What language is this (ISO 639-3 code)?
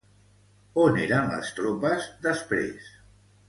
cat